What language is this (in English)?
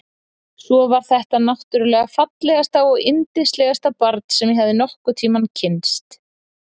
Icelandic